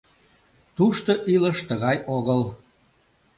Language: Mari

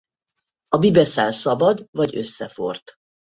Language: Hungarian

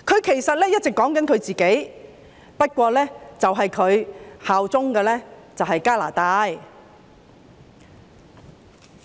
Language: Cantonese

